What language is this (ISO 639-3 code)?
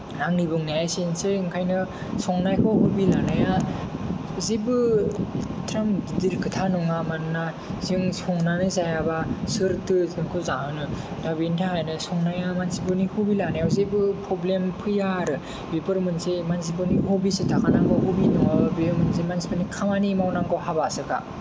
brx